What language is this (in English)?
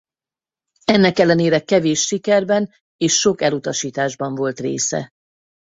Hungarian